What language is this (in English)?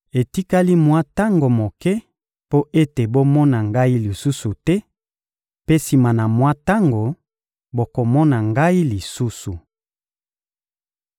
Lingala